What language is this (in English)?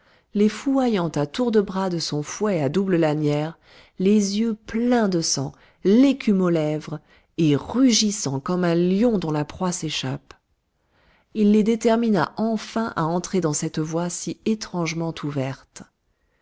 French